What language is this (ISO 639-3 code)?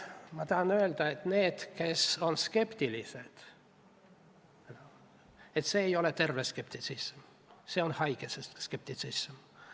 est